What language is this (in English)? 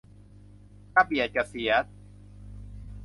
Thai